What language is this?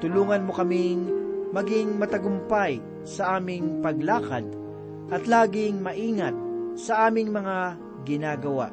Filipino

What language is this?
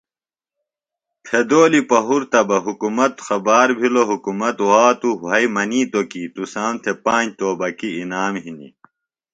Phalura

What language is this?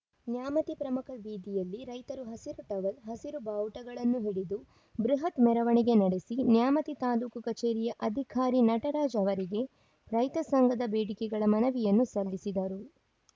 Kannada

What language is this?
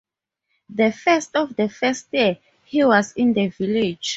English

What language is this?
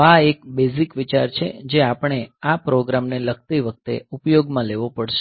Gujarati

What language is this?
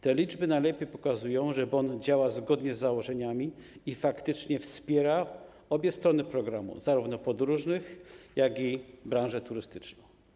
Polish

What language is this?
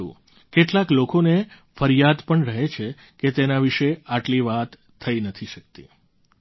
Gujarati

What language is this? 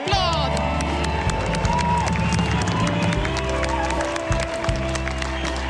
Swedish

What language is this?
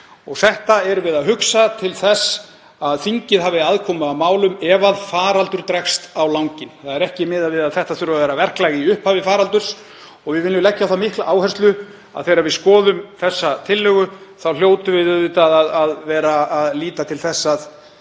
Icelandic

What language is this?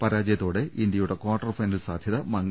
Malayalam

